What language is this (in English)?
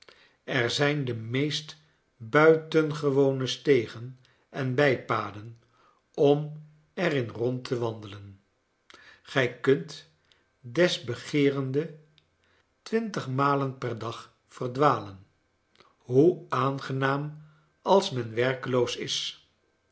Dutch